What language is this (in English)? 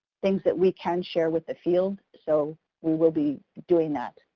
English